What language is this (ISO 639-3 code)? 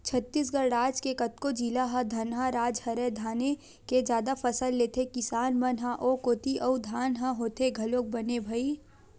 hne